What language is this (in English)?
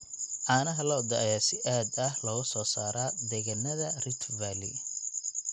Somali